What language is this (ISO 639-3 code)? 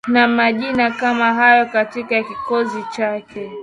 swa